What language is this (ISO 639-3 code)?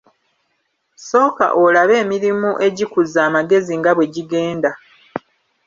lug